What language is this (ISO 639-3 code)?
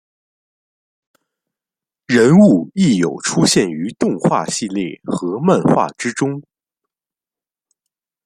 zho